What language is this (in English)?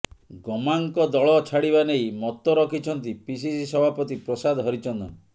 Odia